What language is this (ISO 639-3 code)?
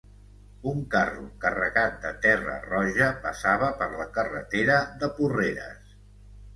cat